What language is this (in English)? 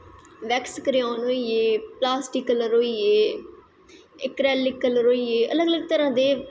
Dogri